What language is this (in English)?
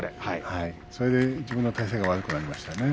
Japanese